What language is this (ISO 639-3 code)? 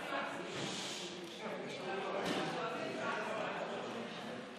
heb